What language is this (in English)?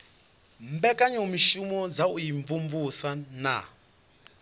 Venda